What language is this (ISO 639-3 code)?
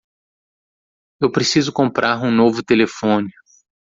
por